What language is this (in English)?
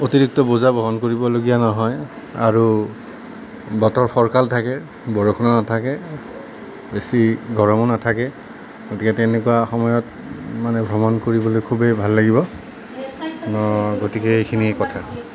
Assamese